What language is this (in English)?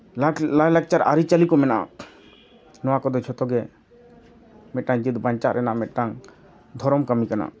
Santali